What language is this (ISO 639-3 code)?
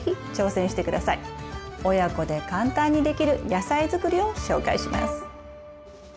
jpn